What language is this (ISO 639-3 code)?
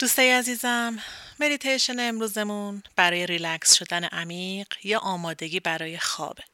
fas